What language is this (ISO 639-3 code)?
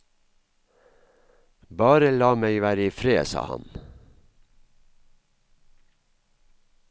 nor